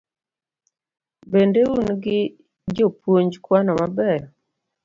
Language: Luo (Kenya and Tanzania)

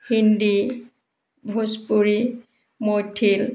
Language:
Assamese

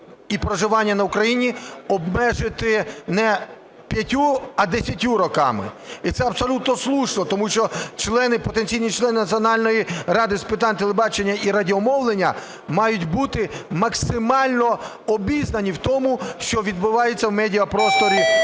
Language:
Ukrainian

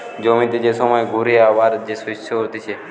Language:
Bangla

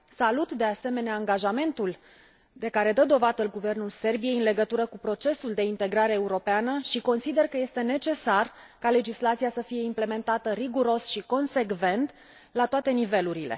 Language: Romanian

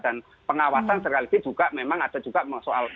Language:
Indonesian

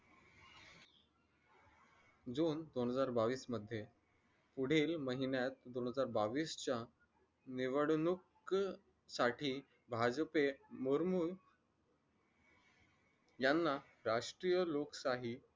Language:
Marathi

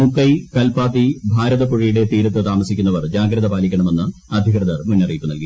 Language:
Malayalam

